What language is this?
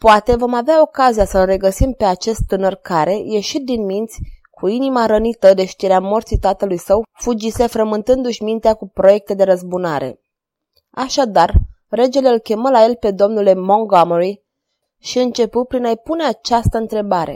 Romanian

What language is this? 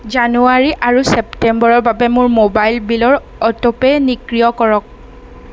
Assamese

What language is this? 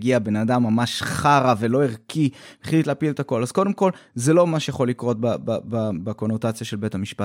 Hebrew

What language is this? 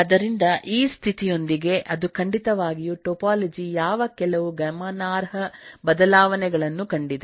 Kannada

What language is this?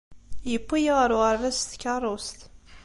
Kabyle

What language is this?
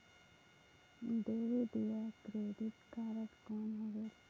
Chhattisgarhi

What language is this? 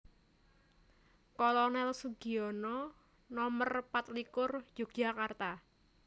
Javanese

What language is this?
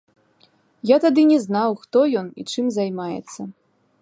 Belarusian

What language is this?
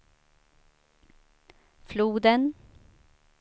Swedish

